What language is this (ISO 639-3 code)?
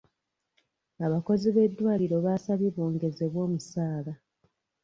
lug